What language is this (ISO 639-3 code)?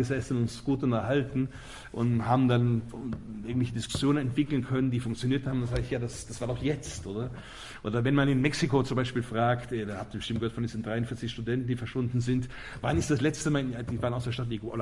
deu